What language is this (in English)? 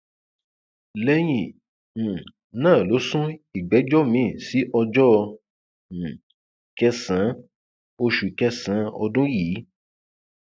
Yoruba